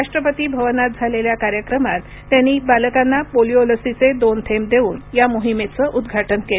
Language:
Marathi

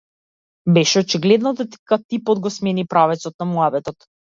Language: Macedonian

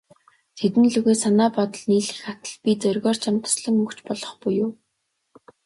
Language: Mongolian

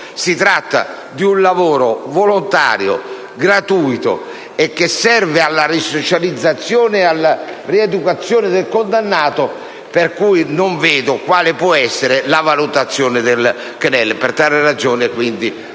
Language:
Italian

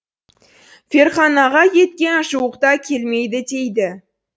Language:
Kazakh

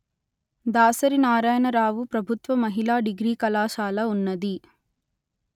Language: Telugu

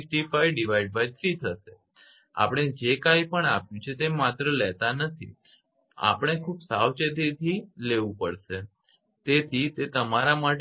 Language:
Gujarati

